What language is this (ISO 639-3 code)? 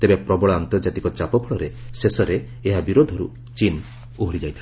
ori